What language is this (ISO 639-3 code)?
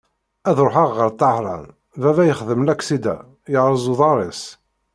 kab